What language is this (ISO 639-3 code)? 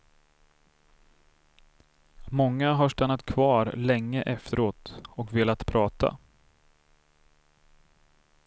swe